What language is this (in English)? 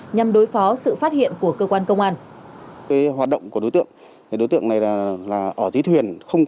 Vietnamese